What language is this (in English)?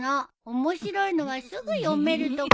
Japanese